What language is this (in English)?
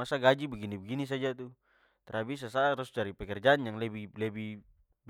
Papuan Malay